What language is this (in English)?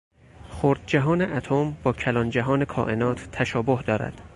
Persian